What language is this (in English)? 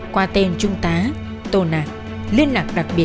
Vietnamese